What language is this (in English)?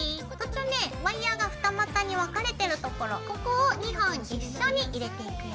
Japanese